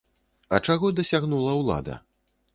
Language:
Belarusian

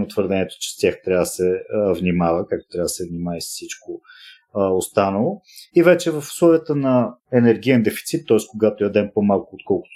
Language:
Bulgarian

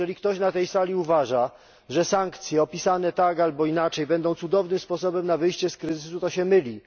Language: Polish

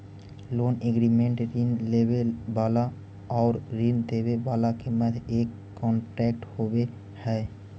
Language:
Magahi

